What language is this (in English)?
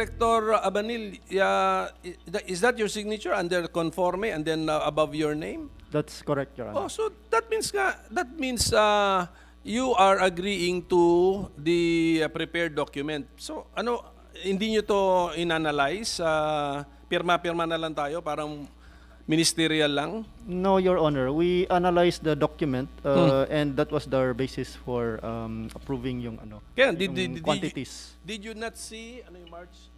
Filipino